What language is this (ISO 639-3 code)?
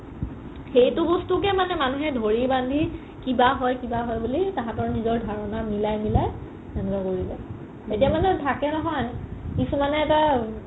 asm